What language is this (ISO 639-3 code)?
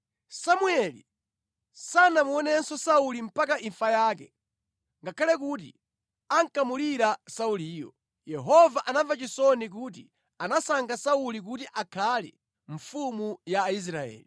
nya